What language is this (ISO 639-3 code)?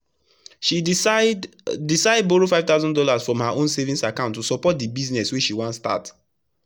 pcm